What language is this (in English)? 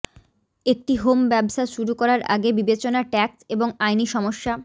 Bangla